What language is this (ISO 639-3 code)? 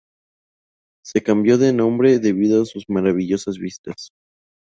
spa